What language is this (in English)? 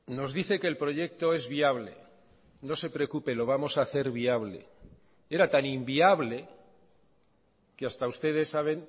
Spanish